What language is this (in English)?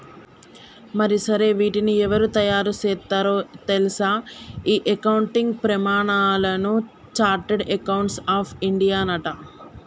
Telugu